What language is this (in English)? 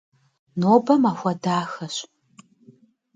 Kabardian